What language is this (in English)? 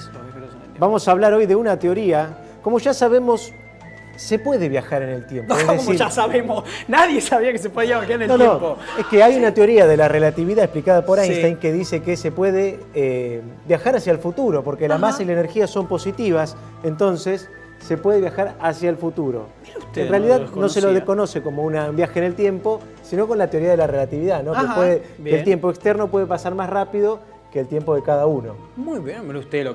Spanish